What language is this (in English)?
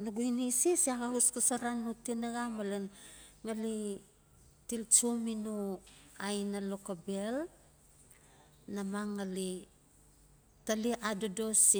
Notsi